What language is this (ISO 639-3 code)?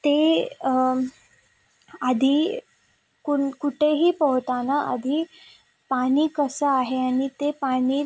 mar